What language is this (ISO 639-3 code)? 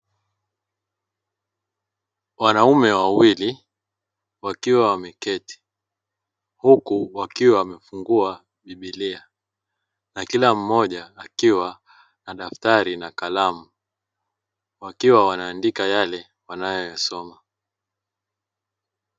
swa